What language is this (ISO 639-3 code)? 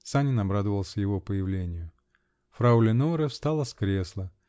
rus